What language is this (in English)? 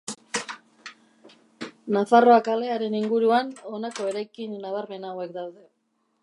Basque